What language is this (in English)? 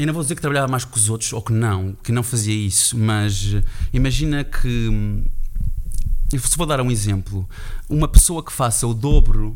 Portuguese